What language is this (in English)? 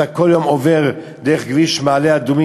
Hebrew